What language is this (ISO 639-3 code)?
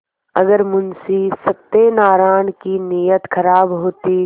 hin